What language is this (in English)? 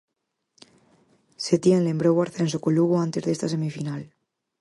Galician